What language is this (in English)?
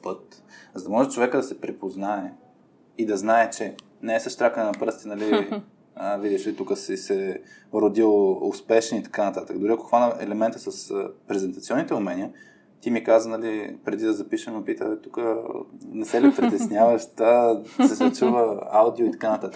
Bulgarian